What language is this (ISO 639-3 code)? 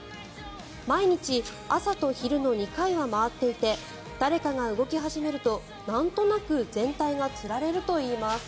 jpn